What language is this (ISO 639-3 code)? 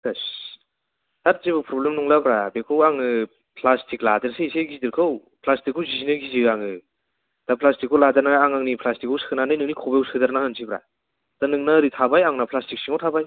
brx